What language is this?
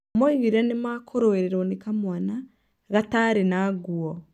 Kikuyu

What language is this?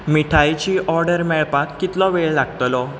Konkani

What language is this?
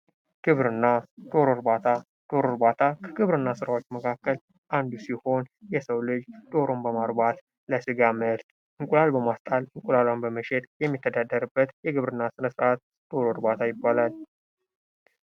Amharic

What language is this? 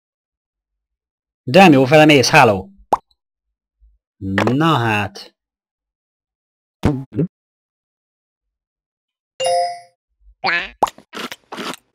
Hungarian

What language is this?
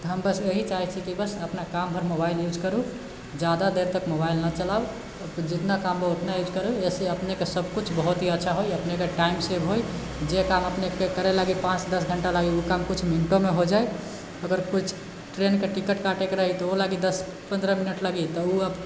Maithili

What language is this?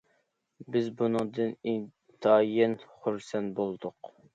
Uyghur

